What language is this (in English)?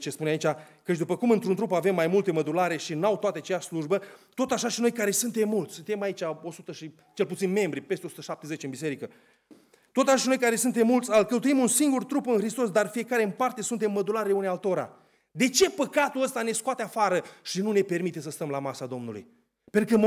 Romanian